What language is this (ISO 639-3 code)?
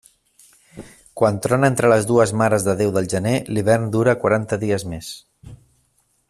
cat